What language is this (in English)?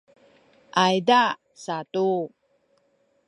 Sakizaya